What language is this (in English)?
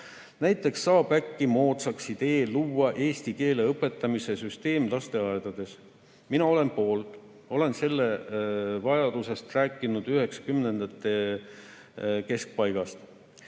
Estonian